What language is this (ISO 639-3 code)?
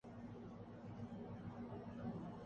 urd